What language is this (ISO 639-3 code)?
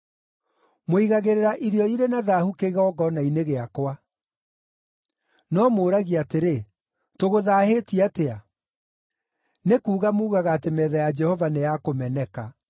kik